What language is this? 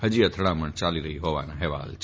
Gujarati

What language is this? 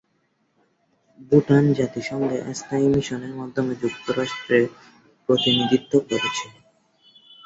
Bangla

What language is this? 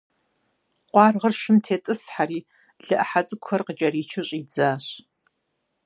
Kabardian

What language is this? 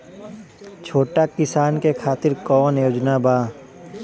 Bhojpuri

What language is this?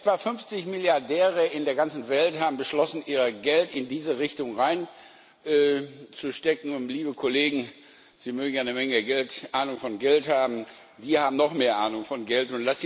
German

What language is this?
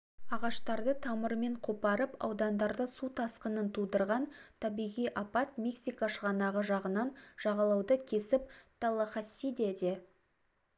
Kazakh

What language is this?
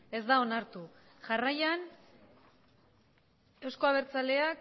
Basque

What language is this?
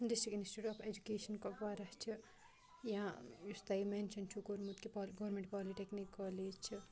Kashmiri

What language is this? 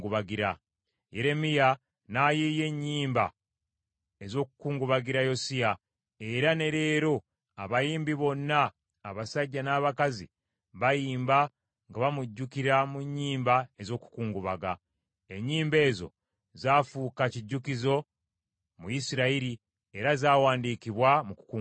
Ganda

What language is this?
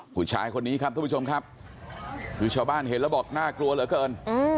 Thai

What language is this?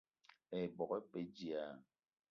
Eton (Cameroon)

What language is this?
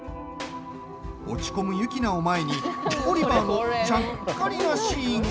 Japanese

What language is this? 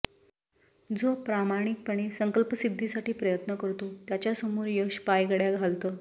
Marathi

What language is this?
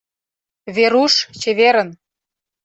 Mari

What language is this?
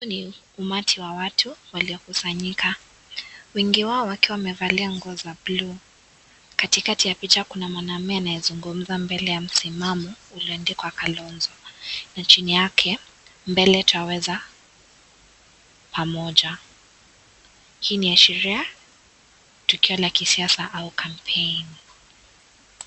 Swahili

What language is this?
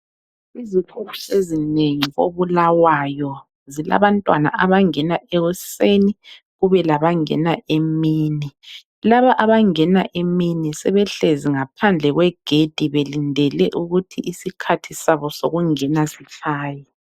North Ndebele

